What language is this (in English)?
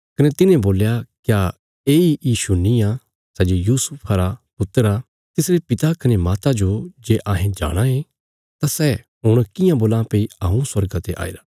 Bilaspuri